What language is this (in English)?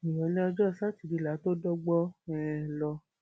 Yoruba